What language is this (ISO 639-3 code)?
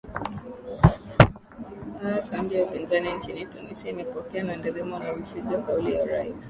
swa